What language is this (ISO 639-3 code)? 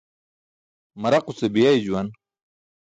bsk